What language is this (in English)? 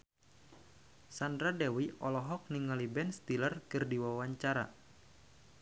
Sundanese